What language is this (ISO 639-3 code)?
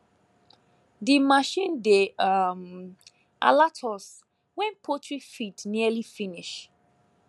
pcm